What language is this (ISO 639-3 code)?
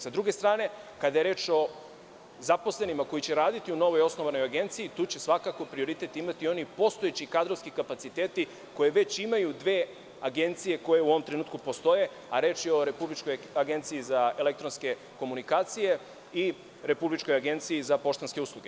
srp